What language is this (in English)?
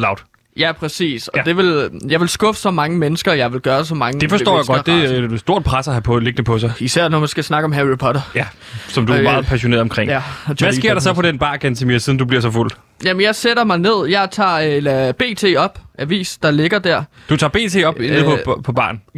Danish